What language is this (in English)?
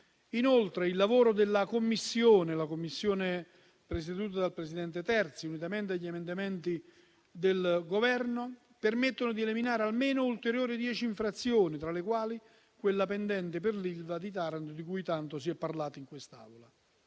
Italian